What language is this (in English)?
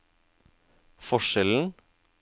Norwegian